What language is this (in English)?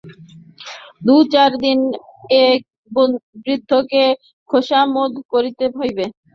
Bangla